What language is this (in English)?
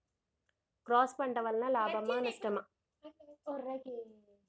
Telugu